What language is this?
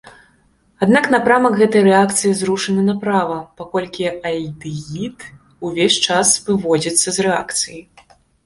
Belarusian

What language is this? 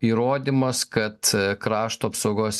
Lithuanian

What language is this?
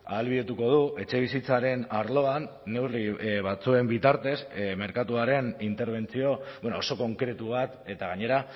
Basque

